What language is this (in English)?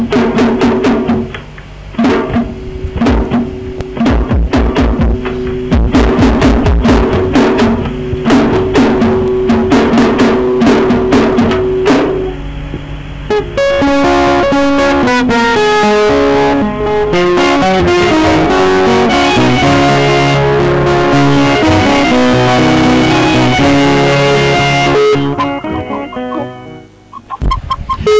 Serer